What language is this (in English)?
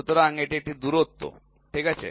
Bangla